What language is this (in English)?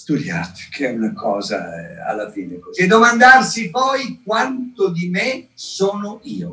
Italian